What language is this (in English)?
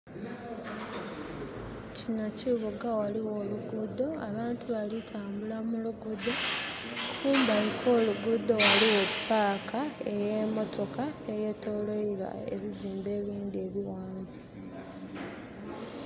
Soga